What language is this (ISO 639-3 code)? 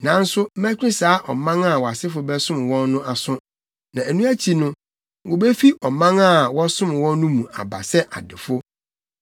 aka